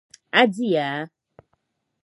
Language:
Dagbani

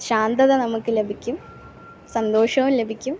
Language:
Malayalam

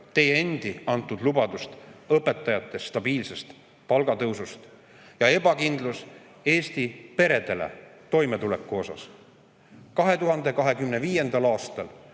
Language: Estonian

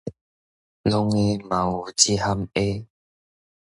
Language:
Min Nan Chinese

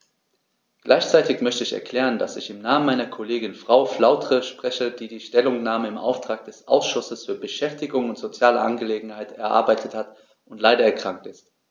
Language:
German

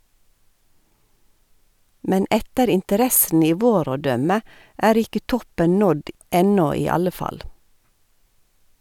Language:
Norwegian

